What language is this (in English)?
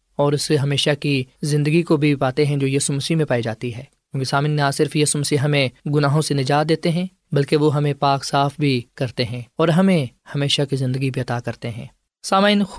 Urdu